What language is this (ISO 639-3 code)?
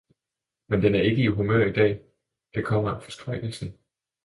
dan